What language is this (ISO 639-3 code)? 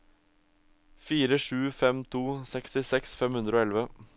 nor